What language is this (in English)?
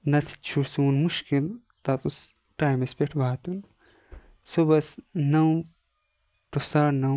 Kashmiri